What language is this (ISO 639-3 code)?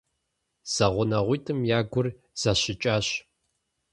kbd